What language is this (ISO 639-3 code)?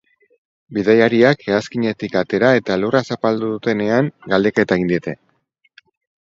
eus